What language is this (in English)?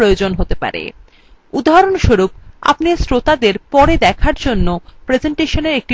Bangla